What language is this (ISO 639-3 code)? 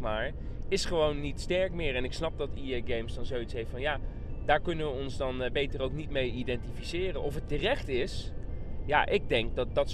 nld